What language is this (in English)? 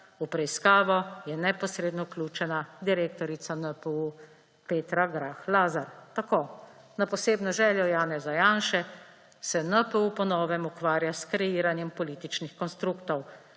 Slovenian